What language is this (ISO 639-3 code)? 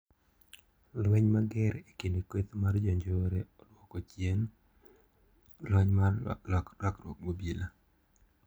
luo